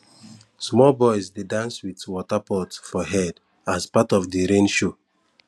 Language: Nigerian Pidgin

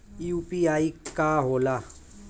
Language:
Bhojpuri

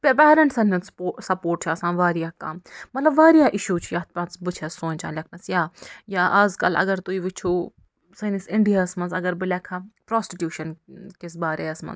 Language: Kashmiri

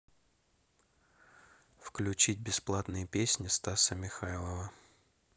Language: Russian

